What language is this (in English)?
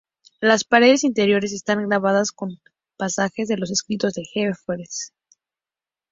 Spanish